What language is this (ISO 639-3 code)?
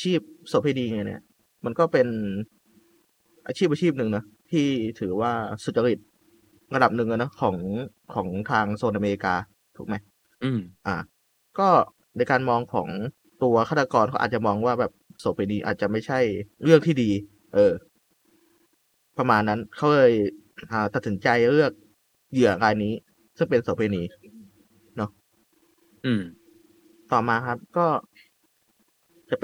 tha